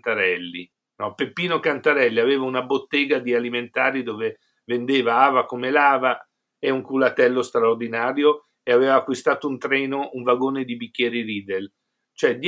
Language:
Italian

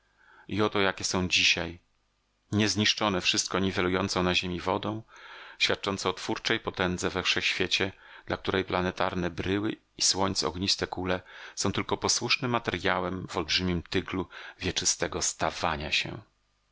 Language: Polish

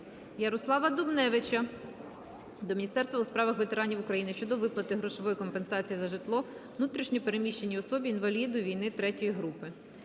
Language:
Ukrainian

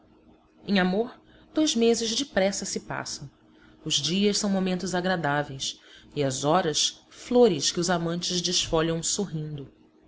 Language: Portuguese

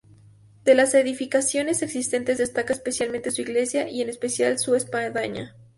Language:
Spanish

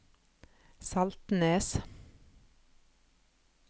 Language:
Norwegian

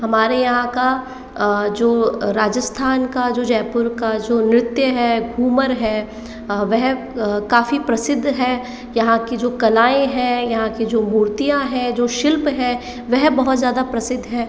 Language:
Hindi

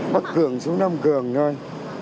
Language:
Vietnamese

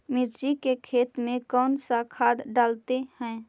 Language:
Magahi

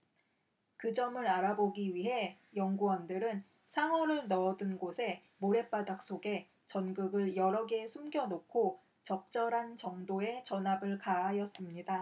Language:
Korean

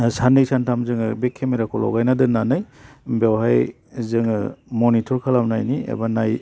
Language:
Bodo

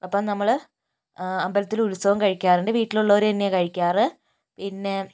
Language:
Malayalam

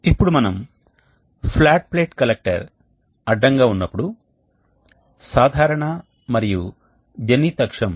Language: Telugu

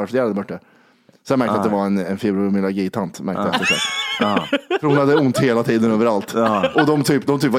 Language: Swedish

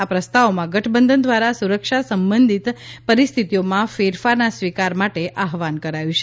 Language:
Gujarati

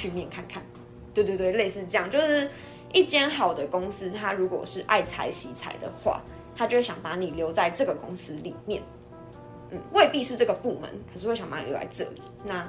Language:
Chinese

